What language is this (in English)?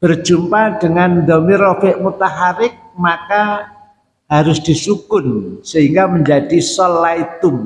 Indonesian